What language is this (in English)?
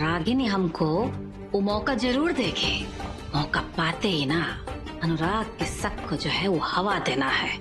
Hindi